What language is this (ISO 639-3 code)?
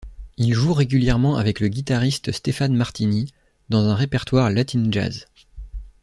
fra